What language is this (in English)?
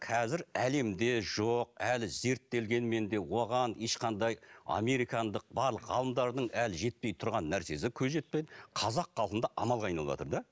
Kazakh